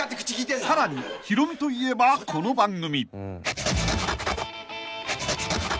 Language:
Japanese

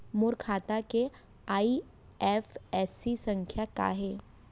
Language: Chhattisgarhi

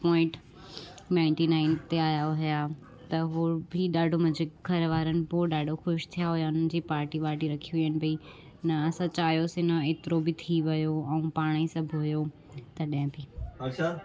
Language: Sindhi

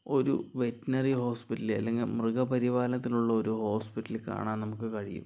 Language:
Malayalam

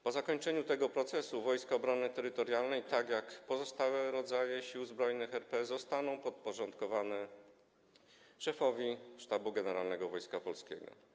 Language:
Polish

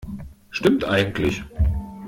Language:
German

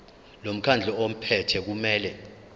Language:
Zulu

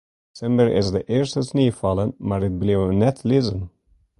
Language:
Western Frisian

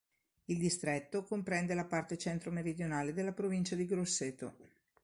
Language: Italian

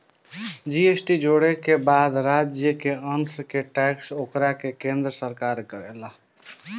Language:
Bhojpuri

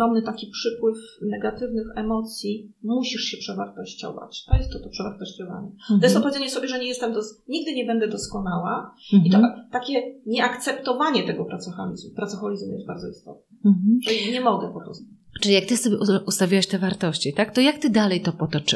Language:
Polish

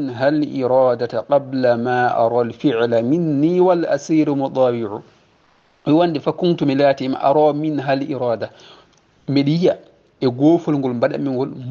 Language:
Arabic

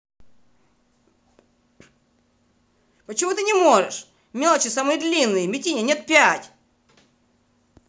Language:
Russian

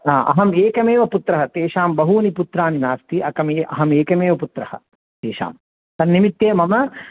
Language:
Sanskrit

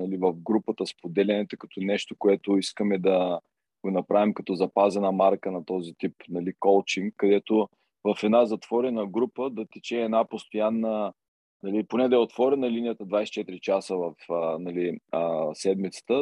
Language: Bulgarian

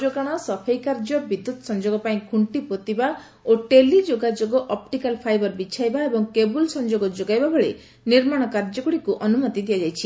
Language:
Odia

